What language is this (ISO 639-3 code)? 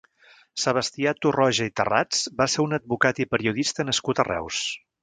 cat